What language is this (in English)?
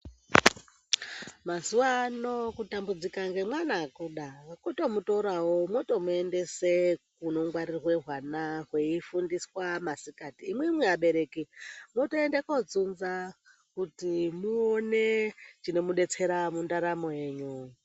Ndau